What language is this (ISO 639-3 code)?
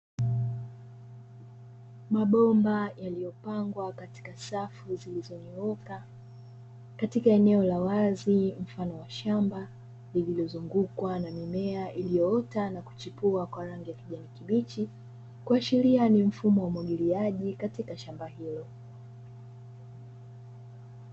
swa